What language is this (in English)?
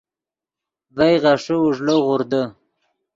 Yidgha